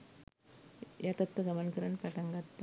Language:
Sinhala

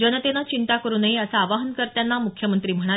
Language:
Marathi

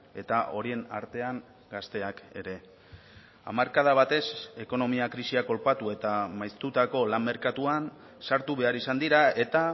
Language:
Basque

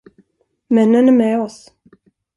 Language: Swedish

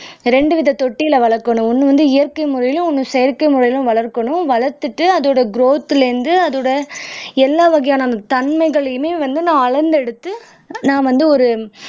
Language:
Tamil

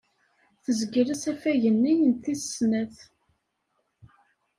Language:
Kabyle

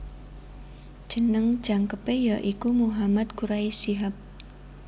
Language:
Javanese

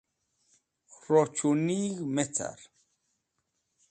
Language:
Wakhi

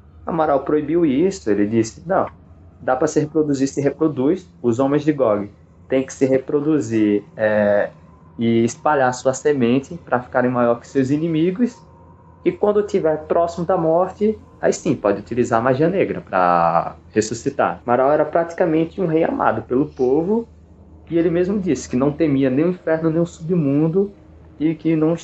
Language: Portuguese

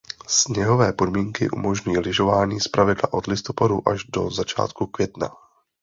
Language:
Czech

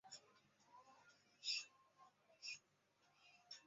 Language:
Chinese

